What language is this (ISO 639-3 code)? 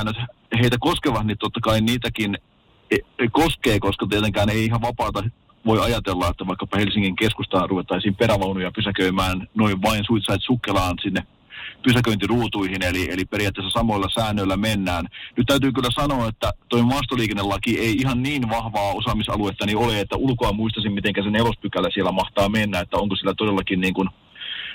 fin